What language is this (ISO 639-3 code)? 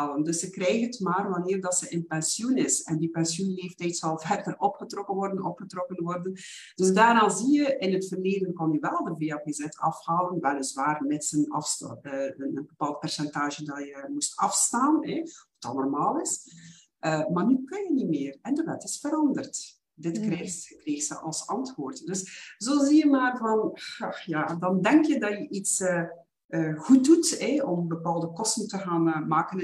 nld